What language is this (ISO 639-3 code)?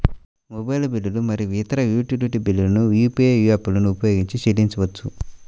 tel